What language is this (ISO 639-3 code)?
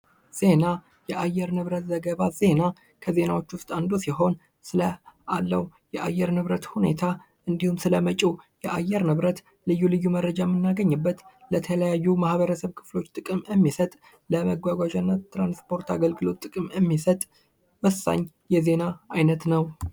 amh